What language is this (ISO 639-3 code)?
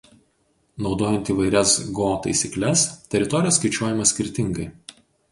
lit